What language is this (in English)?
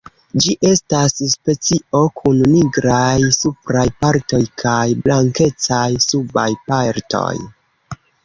Esperanto